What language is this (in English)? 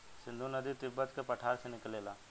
Bhojpuri